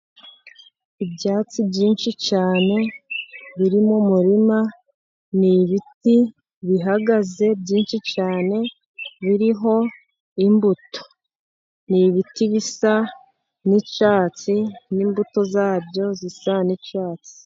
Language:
Kinyarwanda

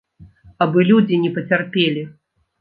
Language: Belarusian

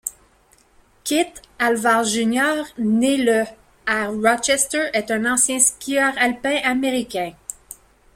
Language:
French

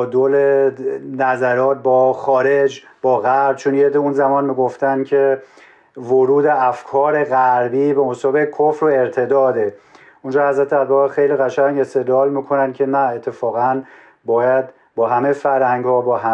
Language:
Persian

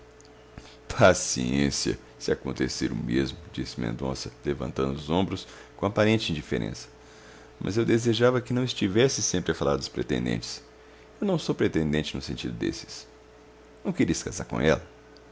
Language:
Portuguese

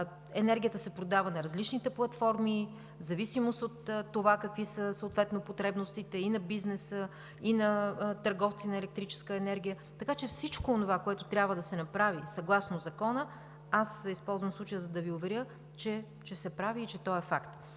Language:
Bulgarian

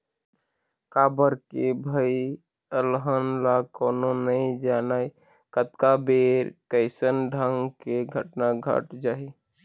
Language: Chhattisgarhi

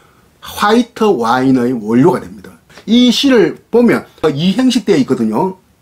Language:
Korean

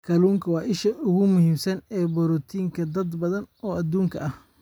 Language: Somali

